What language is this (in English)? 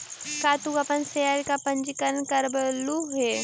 Magahi